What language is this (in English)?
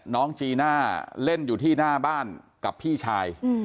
Thai